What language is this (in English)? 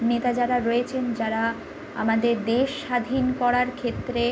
Bangla